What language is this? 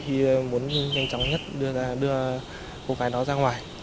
Vietnamese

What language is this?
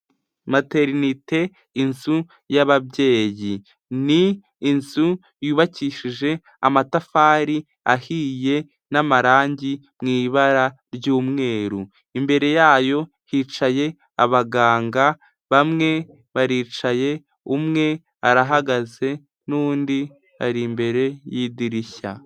Kinyarwanda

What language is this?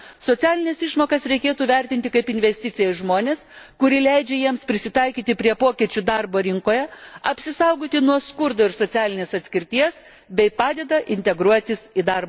Lithuanian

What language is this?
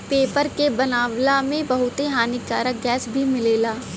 Bhojpuri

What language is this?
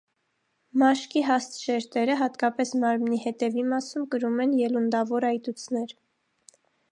Armenian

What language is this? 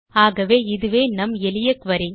Tamil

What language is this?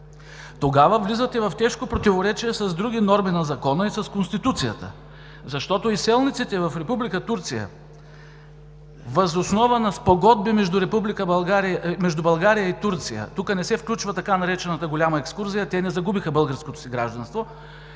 Bulgarian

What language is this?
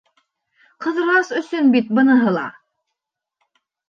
Bashkir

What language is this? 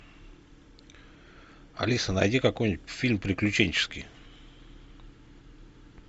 Russian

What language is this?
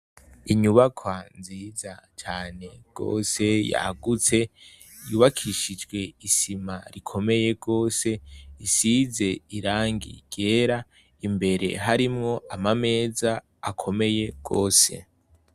Rundi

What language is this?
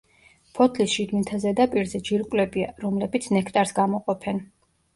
Georgian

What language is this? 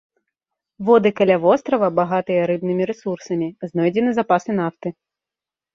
Belarusian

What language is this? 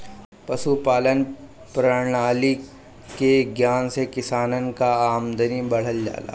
Bhojpuri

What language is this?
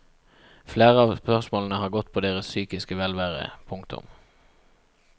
Norwegian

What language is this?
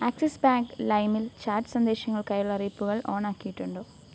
Malayalam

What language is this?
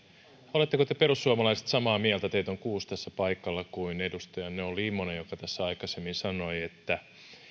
Finnish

